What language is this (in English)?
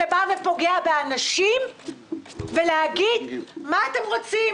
Hebrew